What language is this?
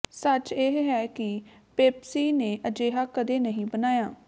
Punjabi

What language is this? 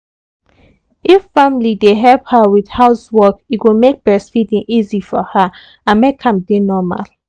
Nigerian Pidgin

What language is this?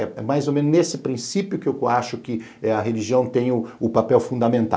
Portuguese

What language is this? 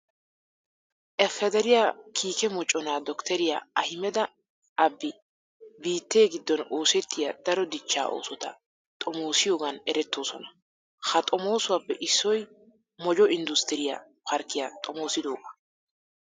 Wolaytta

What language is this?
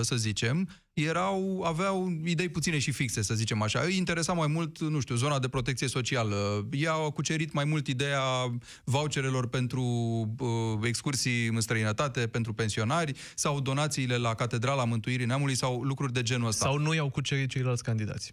Romanian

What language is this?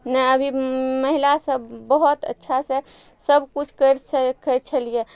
Maithili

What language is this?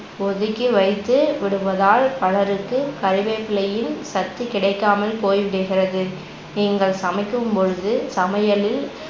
Tamil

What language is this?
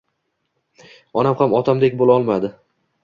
Uzbek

